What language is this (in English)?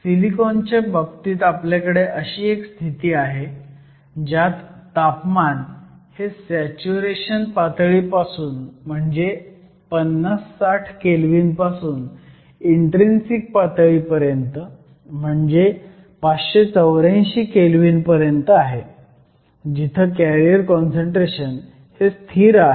Marathi